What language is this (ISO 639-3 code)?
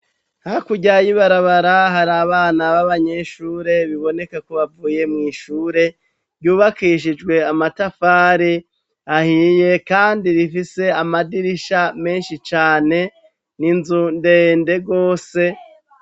run